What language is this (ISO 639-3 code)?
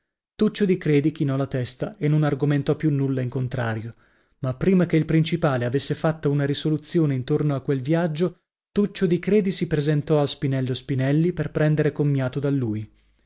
ita